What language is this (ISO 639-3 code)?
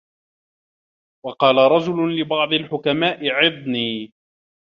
ara